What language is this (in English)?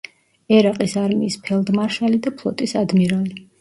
Georgian